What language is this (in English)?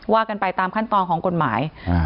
Thai